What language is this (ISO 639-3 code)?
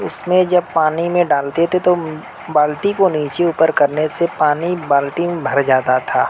urd